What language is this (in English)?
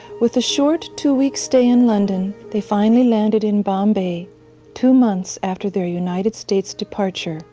English